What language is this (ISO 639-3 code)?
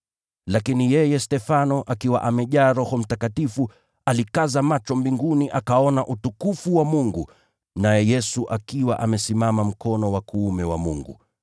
swa